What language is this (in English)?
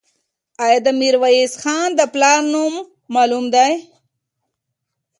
Pashto